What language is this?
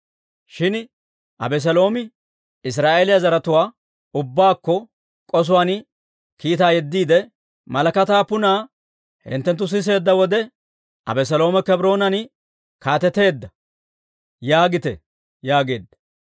Dawro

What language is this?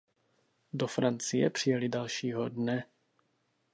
Czech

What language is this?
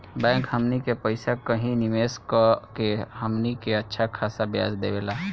Bhojpuri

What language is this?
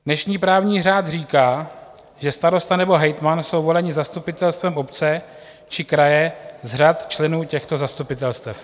Czech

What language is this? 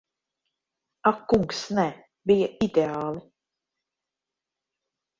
Latvian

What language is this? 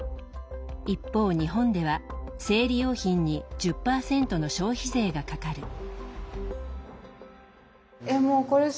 Japanese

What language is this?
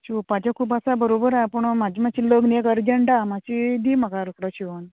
Konkani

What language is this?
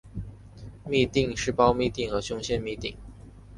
Chinese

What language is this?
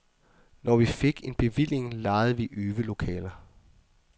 Danish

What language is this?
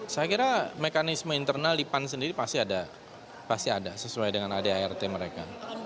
Indonesian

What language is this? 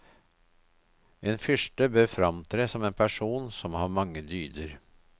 Norwegian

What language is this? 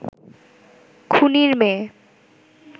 Bangla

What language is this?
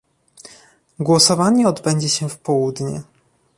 Polish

